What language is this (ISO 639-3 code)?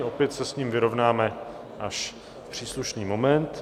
ces